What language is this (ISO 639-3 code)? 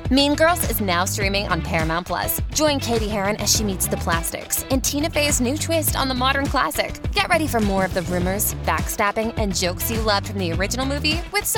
eng